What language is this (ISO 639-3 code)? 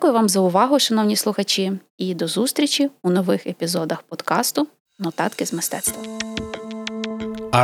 ukr